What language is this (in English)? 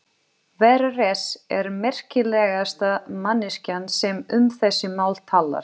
Icelandic